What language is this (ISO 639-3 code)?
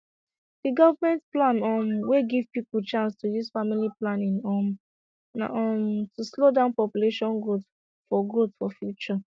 pcm